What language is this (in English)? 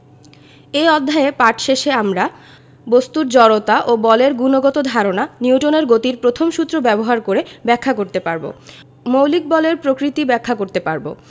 Bangla